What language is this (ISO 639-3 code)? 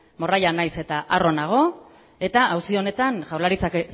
eus